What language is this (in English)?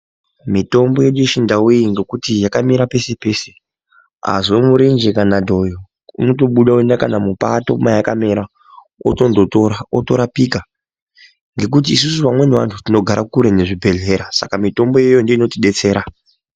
Ndau